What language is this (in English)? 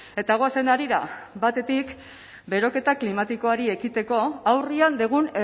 Basque